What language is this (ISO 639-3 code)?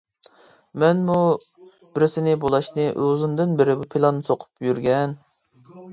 uig